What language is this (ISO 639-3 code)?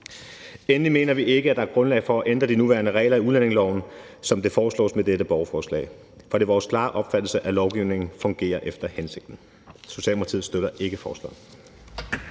dan